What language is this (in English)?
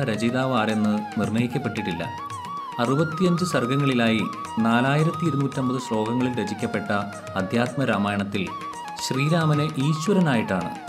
Malayalam